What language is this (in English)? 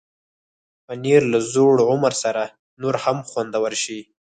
Pashto